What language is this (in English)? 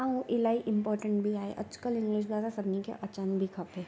Sindhi